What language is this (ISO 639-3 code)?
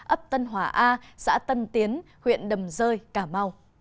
vie